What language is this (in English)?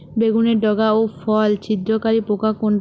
Bangla